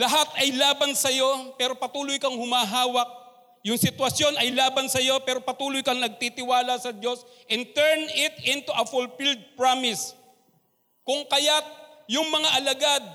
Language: Filipino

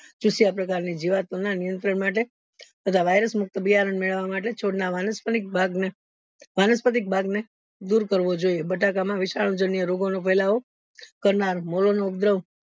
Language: Gujarati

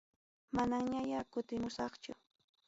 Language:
Ayacucho Quechua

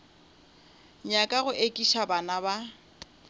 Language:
Northern Sotho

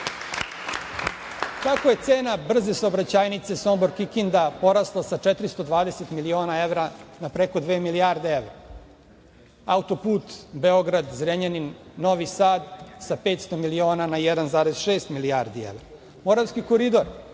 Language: Serbian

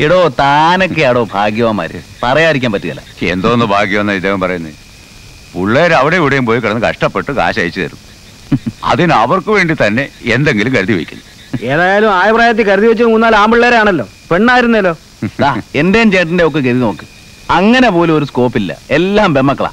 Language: Malayalam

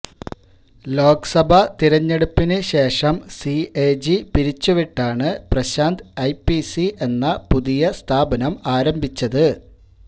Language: Malayalam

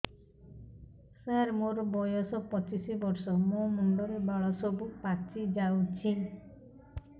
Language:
Odia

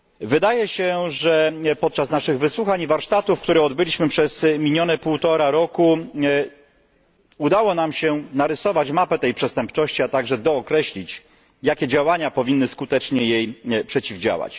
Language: Polish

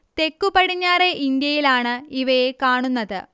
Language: Malayalam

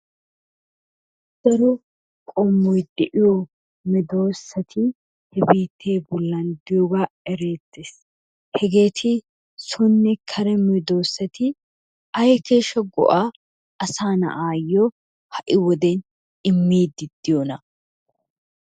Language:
Wolaytta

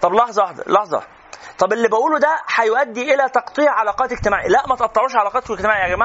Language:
Arabic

